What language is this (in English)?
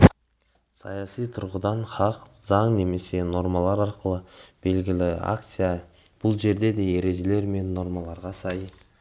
Kazakh